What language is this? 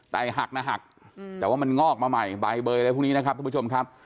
Thai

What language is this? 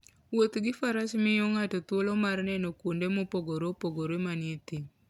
Luo (Kenya and Tanzania)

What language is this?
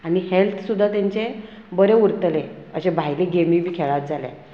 Konkani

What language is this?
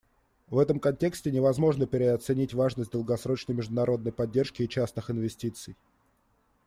Russian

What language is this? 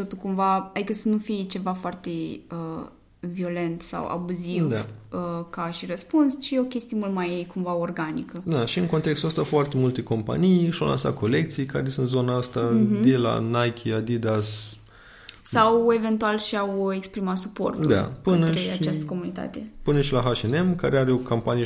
Romanian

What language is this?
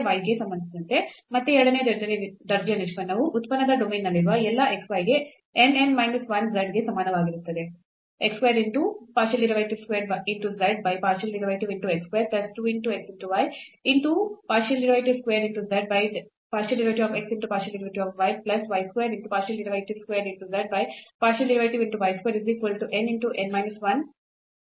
Kannada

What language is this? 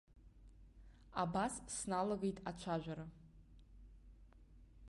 Abkhazian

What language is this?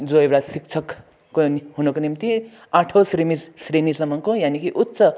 Nepali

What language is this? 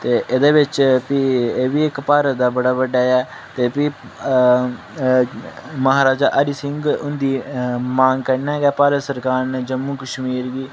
Dogri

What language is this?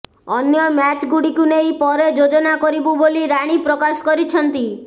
Odia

